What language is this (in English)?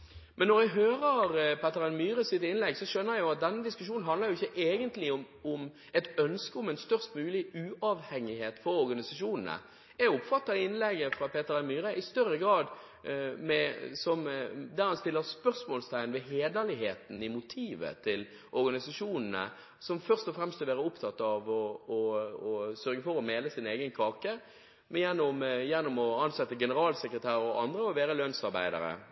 Norwegian Bokmål